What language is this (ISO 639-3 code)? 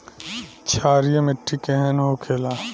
bho